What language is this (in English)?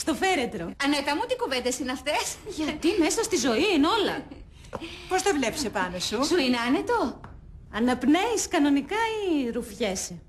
Greek